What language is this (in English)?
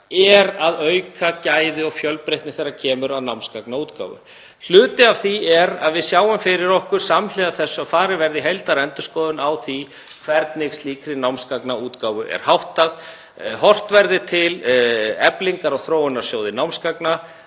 Icelandic